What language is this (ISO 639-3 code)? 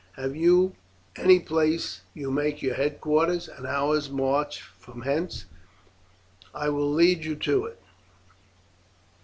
eng